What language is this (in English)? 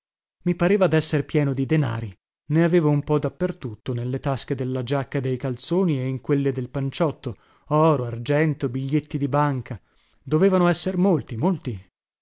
Italian